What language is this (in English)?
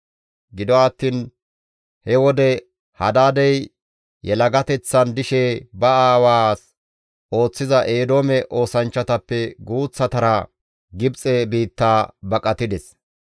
Gamo